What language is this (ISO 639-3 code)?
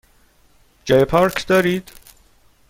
fas